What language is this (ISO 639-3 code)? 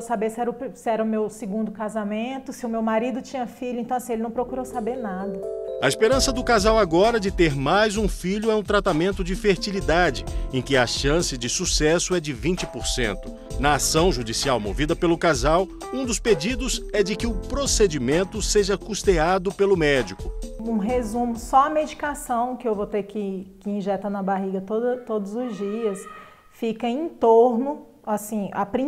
por